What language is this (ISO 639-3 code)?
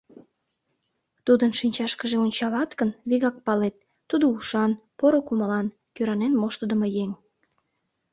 chm